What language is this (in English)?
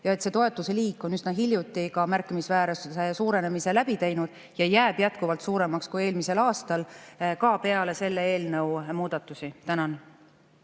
Estonian